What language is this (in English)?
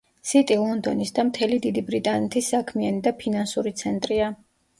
Georgian